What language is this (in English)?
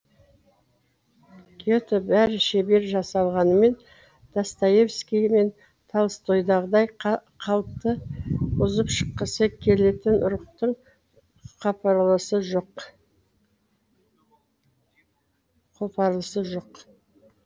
Kazakh